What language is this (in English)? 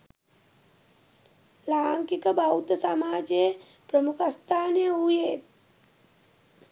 Sinhala